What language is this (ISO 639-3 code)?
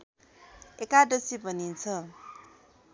nep